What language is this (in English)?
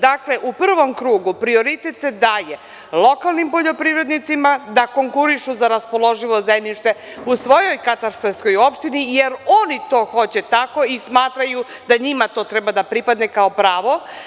Serbian